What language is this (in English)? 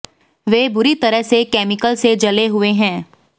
Hindi